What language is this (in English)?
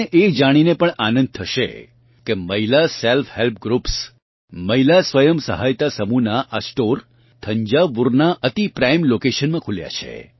Gujarati